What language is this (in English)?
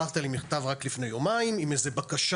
Hebrew